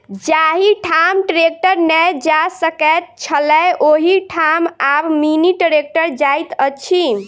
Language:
Maithili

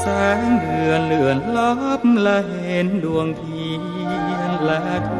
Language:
Thai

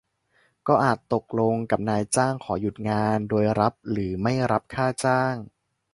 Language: Thai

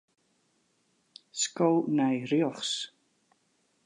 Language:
Western Frisian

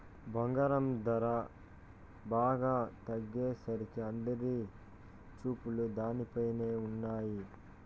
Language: Telugu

